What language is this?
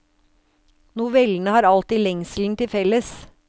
Norwegian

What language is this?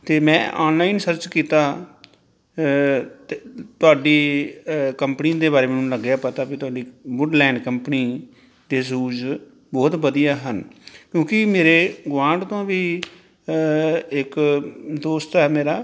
Punjabi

